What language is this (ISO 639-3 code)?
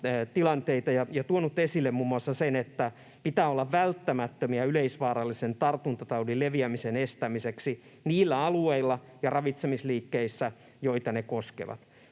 fin